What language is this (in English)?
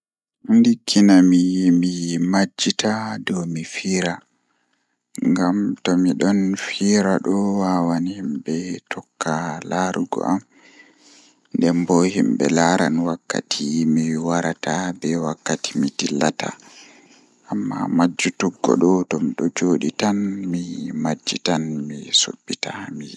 Fula